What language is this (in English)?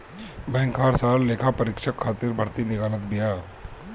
Bhojpuri